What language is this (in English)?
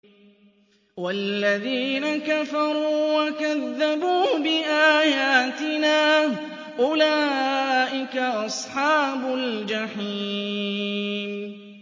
Arabic